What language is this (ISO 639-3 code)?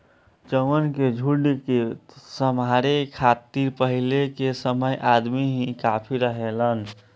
bho